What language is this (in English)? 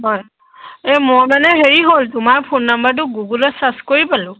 Assamese